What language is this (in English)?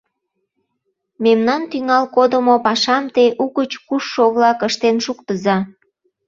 Mari